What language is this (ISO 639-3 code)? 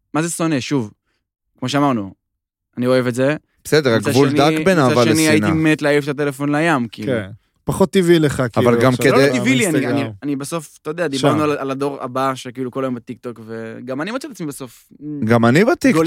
heb